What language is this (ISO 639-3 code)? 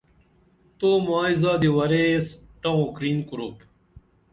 dml